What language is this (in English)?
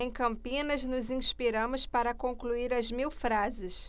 Portuguese